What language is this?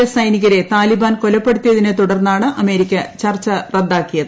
Malayalam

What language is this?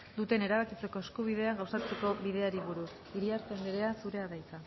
Basque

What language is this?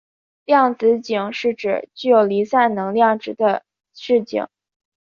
Chinese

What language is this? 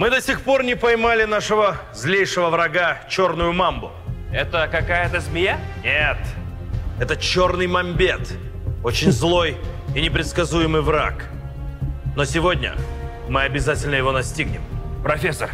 Russian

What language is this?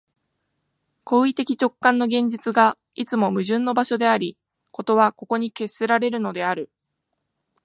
Japanese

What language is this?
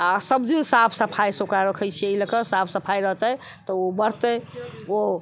Maithili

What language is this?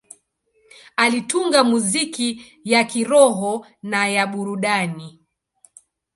Swahili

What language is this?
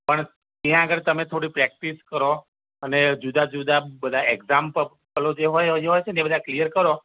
Gujarati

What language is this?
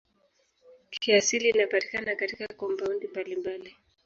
Swahili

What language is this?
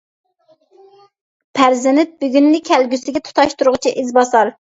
Uyghur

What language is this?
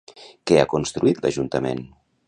Catalan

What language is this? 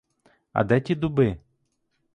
Ukrainian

